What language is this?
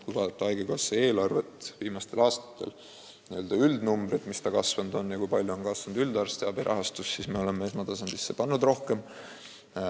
Estonian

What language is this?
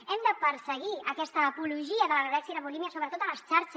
Catalan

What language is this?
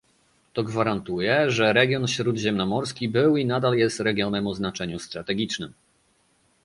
Polish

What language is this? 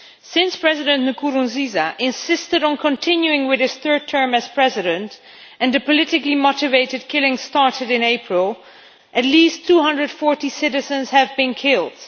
English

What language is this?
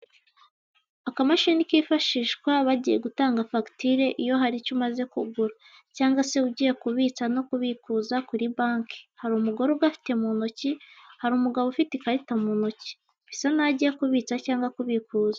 Kinyarwanda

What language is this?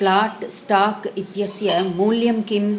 Sanskrit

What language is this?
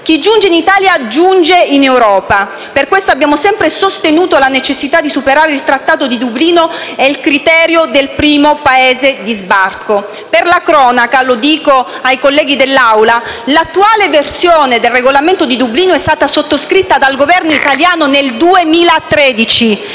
Italian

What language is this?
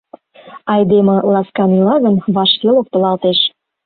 Mari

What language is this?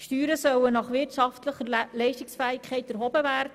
Swiss German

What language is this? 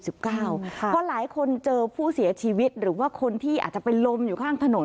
Thai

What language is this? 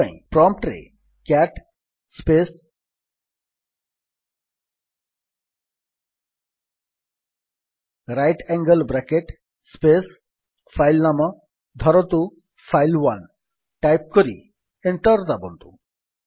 Odia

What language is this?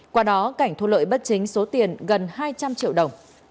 Vietnamese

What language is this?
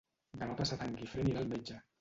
Catalan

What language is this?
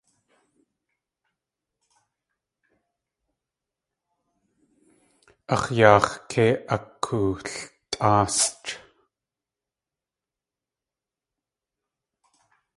Tlingit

